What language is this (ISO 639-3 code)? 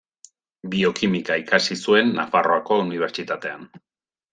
eus